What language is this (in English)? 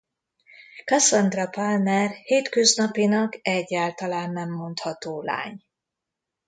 Hungarian